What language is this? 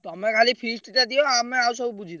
Odia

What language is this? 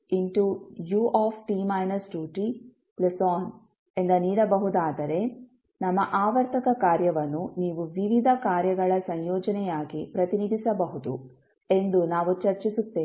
Kannada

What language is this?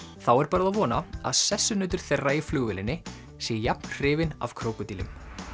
Icelandic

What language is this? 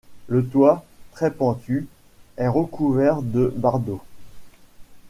French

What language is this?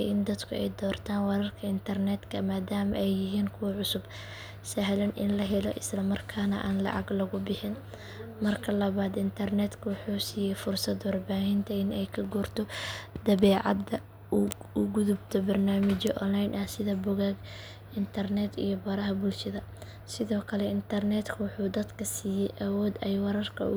Somali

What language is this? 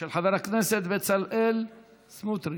Hebrew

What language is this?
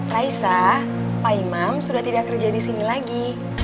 Indonesian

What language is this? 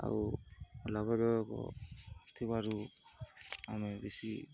Odia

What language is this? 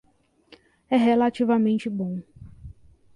Portuguese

